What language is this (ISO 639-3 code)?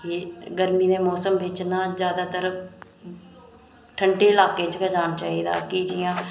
doi